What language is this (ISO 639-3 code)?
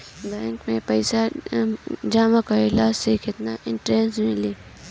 bho